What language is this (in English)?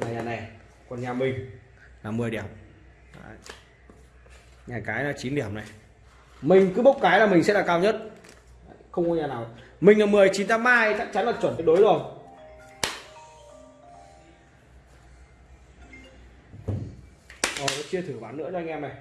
Vietnamese